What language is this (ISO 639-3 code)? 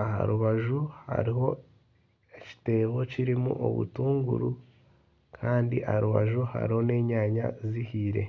nyn